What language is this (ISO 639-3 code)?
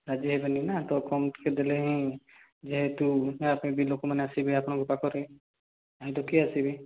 ori